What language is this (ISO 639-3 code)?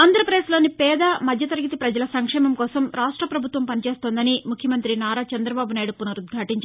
tel